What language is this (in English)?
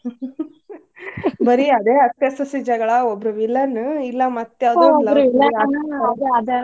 Kannada